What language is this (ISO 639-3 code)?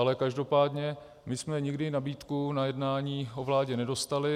ces